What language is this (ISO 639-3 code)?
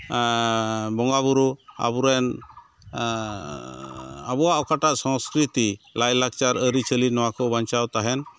sat